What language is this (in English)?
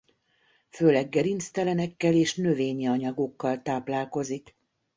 Hungarian